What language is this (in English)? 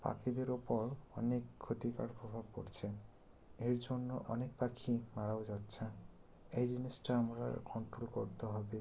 Bangla